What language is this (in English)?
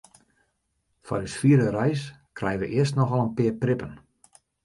Western Frisian